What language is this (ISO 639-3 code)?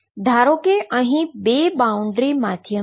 guj